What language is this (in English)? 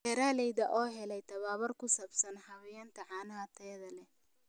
Somali